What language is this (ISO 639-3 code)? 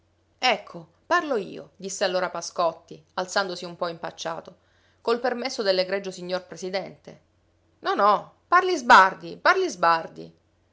ita